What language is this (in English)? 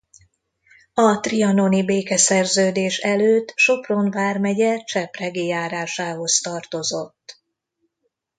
Hungarian